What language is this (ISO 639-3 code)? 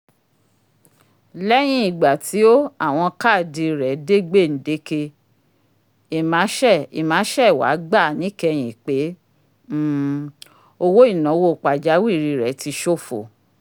yor